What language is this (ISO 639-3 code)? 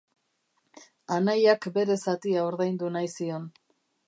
eus